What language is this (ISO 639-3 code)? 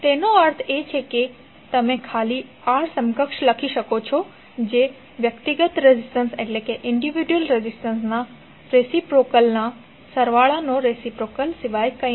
guj